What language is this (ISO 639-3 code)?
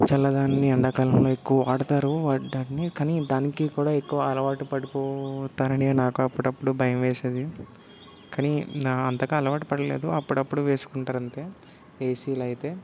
tel